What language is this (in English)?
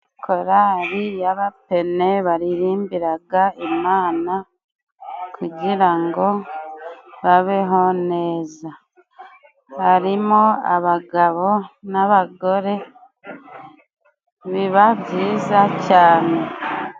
Kinyarwanda